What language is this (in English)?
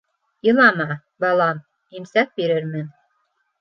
Bashkir